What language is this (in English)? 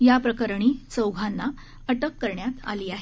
Marathi